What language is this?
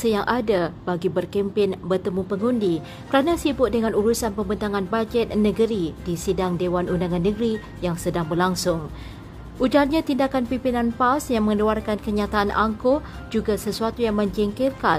Malay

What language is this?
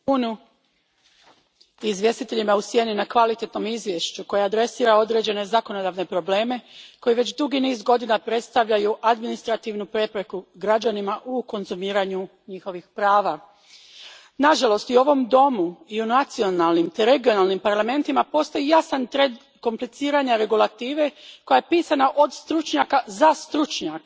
Croatian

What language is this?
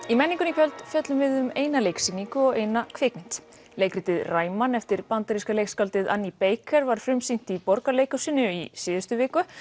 Icelandic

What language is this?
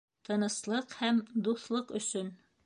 Bashkir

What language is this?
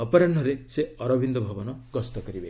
Odia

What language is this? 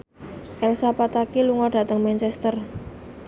Javanese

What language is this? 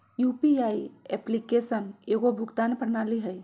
Magahi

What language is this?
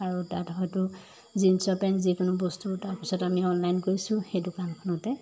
Assamese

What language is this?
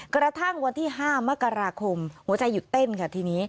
Thai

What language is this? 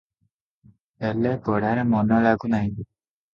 Odia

